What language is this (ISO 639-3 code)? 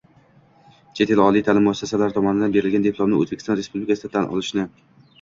uzb